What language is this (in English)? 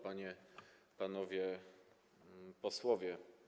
Polish